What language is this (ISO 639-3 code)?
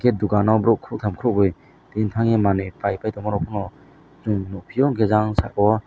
trp